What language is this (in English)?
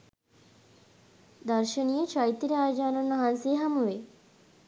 Sinhala